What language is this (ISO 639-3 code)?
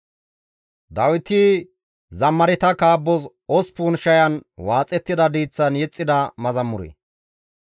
gmv